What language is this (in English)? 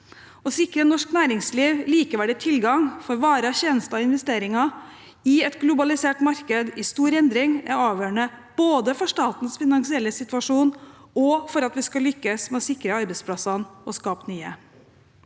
Norwegian